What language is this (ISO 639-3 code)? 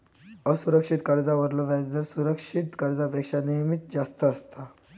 mar